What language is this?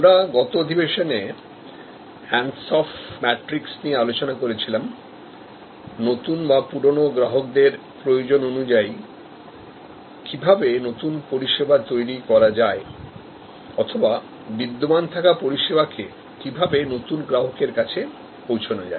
Bangla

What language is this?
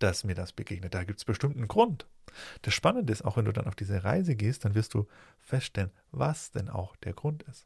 German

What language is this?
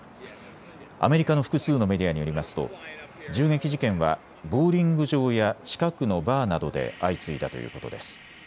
Japanese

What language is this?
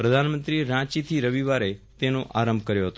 Gujarati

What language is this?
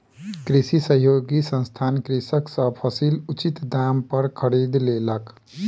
Maithili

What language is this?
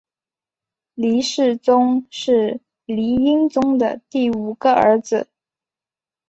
Chinese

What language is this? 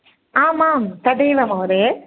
Sanskrit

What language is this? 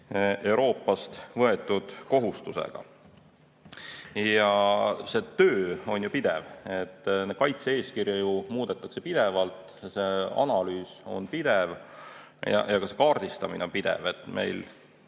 Estonian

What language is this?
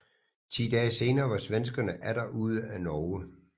Danish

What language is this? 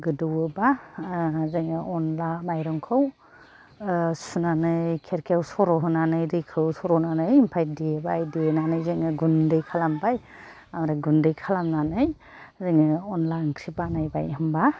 Bodo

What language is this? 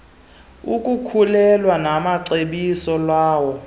Xhosa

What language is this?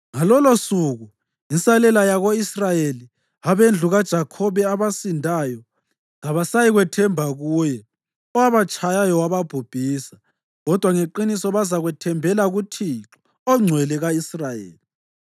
North Ndebele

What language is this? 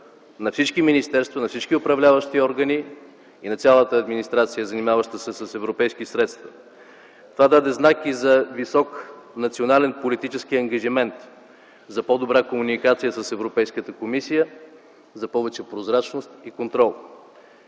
Bulgarian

